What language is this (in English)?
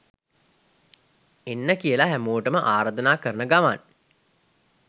Sinhala